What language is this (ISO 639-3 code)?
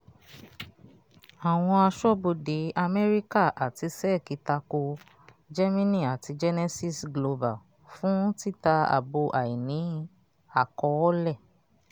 yor